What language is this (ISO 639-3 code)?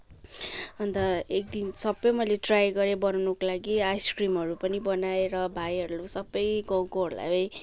nep